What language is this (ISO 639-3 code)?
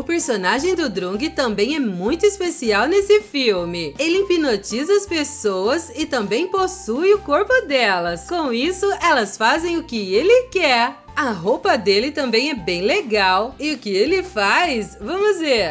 por